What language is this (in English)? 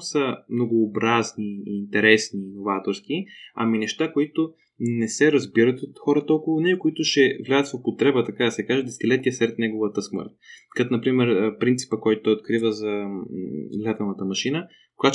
Bulgarian